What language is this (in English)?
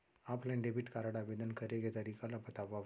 Chhattisgarhi